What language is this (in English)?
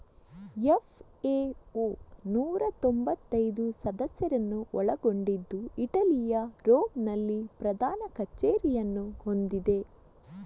Kannada